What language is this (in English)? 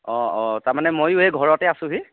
Assamese